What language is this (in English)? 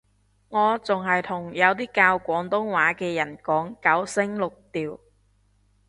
Cantonese